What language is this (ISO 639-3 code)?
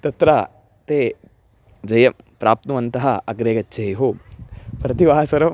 san